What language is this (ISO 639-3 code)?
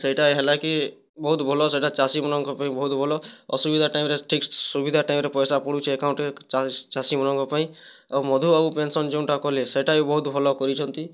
ori